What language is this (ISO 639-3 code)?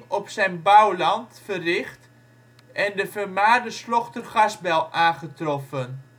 nld